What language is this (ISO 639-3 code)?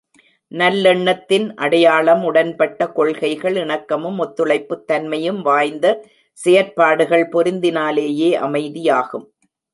tam